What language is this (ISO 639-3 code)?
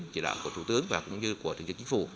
vie